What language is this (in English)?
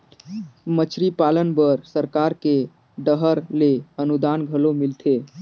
Chhattisgarhi